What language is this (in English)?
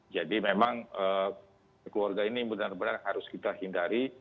Indonesian